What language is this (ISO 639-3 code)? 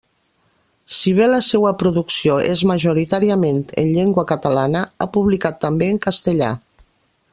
cat